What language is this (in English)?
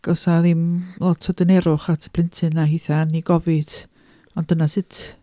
Welsh